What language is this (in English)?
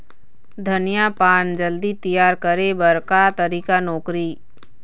Chhattisgarhi